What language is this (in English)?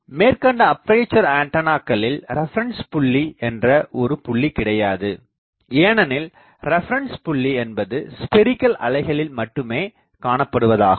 Tamil